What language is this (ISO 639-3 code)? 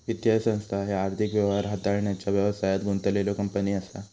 mar